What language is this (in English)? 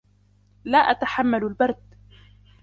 Arabic